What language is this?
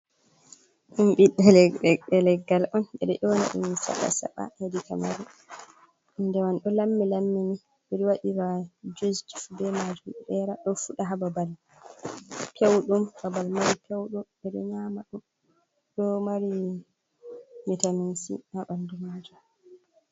Fula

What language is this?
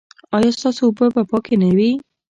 Pashto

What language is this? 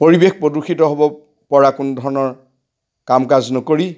Assamese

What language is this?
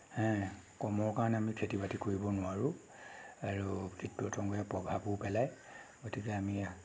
Assamese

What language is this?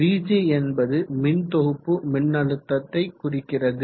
Tamil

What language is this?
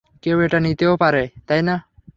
Bangla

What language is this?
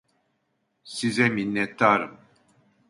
Turkish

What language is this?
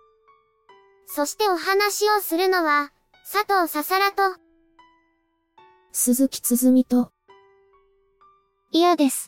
Japanese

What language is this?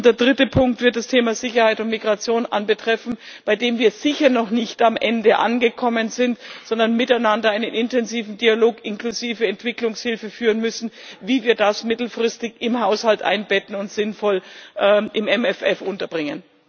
German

